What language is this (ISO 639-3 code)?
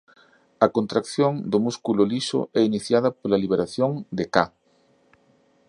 glg